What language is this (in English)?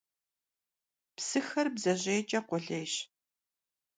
Kabardian